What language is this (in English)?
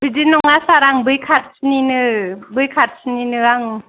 Bodo